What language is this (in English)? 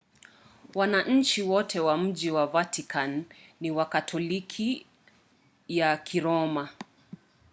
Swahili